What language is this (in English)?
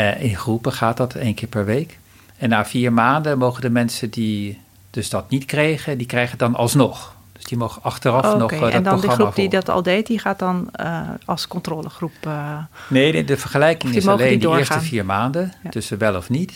Dutch